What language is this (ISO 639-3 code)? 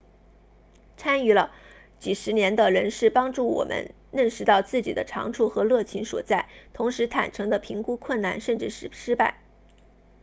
zho